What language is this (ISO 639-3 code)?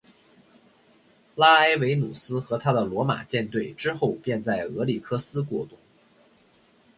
zho